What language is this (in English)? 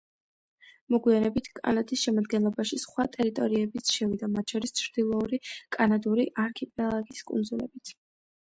Georgian